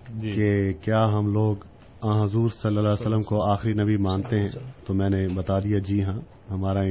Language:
Urdu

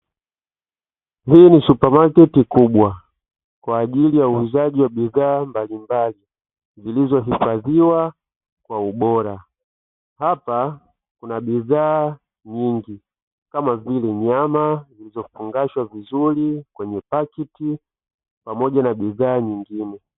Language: Swahili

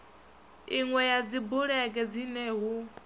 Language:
Venda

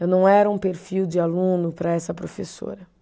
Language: Portuguese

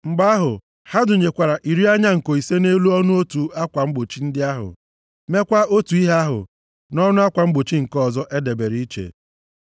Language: Igbo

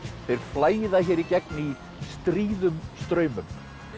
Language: Icelandic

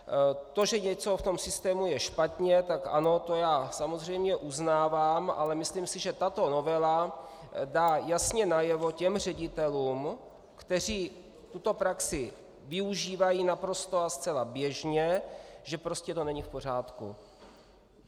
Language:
Czech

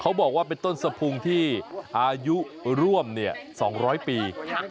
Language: Thai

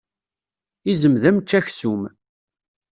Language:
Kabyle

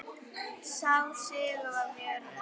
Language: Icelandic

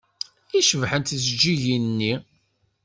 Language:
Kabyle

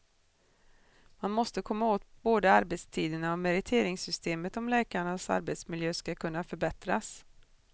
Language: Swedish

